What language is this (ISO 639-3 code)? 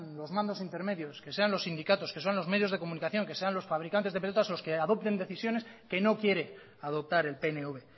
spa